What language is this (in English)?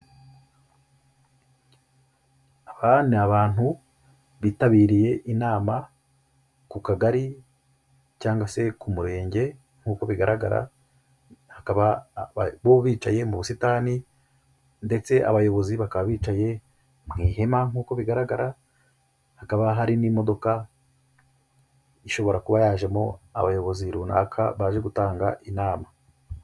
Kinyarwanda